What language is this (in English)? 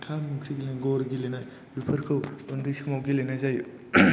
Bodo